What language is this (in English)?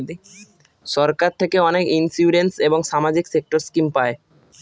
Bangla